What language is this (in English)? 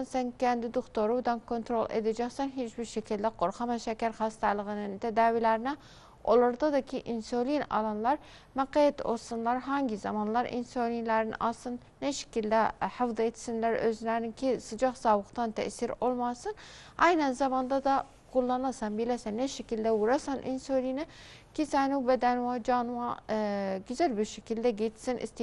Turkish